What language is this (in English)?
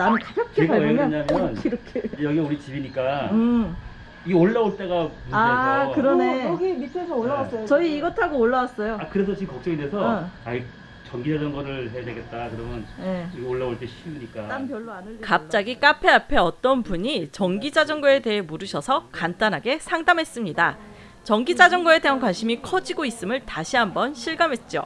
Korean